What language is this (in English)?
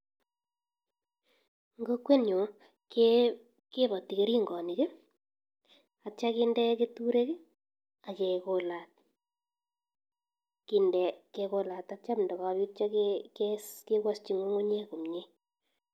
Kalenjin